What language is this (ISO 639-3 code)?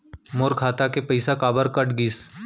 hne